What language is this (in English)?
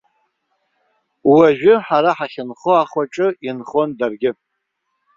Abkhazian